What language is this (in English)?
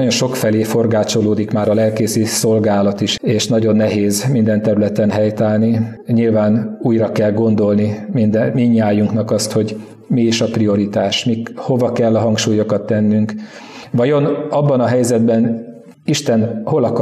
Hungarian